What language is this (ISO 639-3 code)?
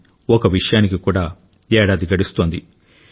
tel